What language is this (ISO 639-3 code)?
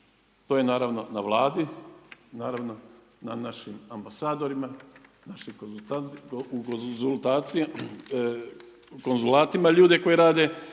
hrv